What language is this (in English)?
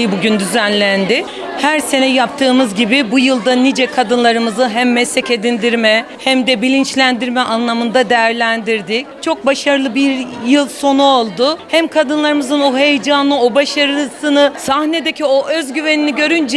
Turkish